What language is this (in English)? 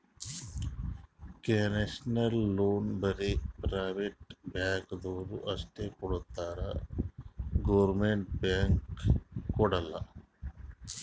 Kannada